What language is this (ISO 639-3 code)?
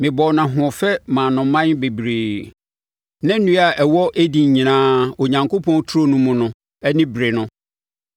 aka